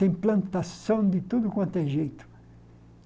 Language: Portuguese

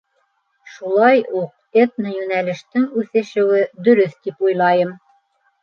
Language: Bashkir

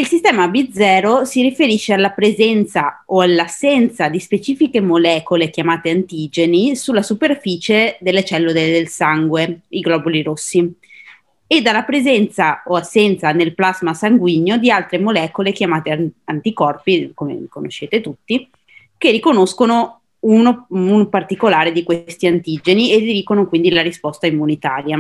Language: Italian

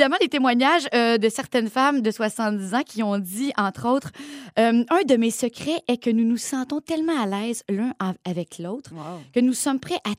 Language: French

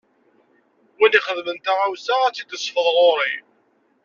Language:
Kabyle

